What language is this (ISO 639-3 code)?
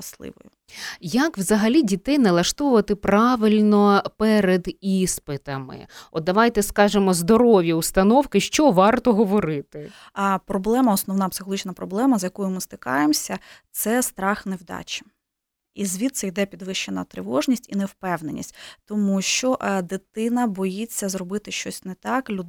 ukr